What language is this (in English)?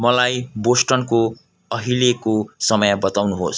Nepali